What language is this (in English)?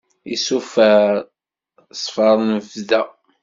Kabyle